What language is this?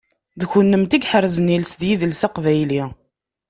Kabyle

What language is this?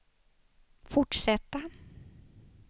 Swedish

